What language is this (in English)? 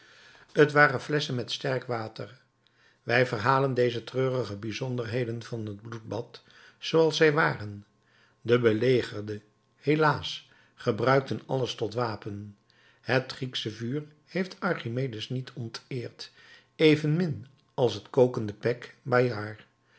Dutch